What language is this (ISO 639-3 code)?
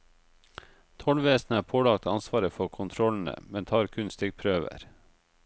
nor